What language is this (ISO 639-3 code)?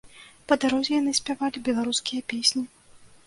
bel